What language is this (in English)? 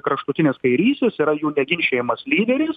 Lithuanian